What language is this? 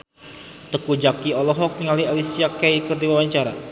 Sundanese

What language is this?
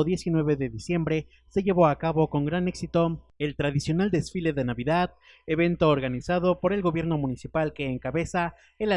Spanish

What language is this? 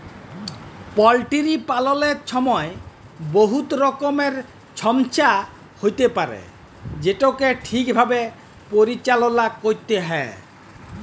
Bangla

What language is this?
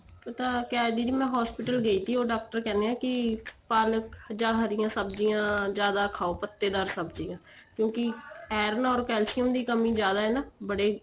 Punjabi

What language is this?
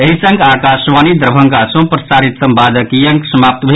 Maithili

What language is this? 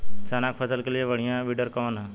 Bhojpuri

